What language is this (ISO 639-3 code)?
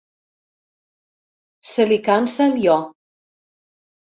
cat